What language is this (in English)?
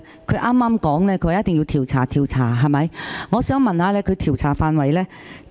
Cantonese